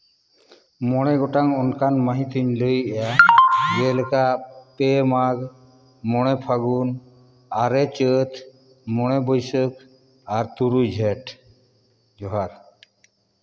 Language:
Santali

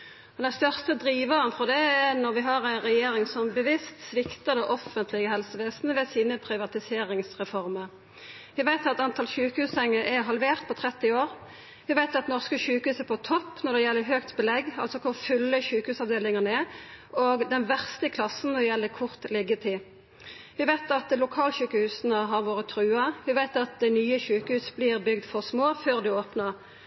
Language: Norwegian Nynorsk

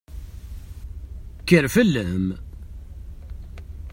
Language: Kabyle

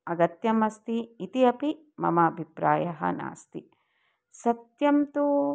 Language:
Sanskrit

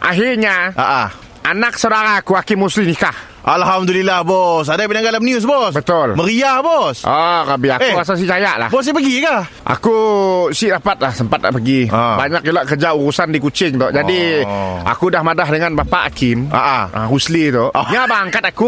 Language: Malay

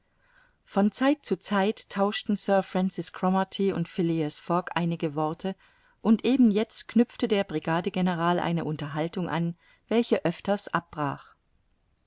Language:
German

